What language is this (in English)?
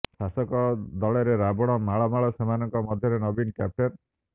Odia